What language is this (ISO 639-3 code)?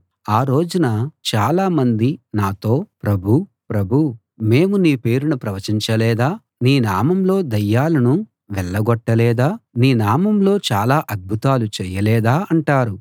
tel